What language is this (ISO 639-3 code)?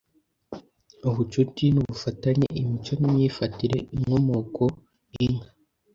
kin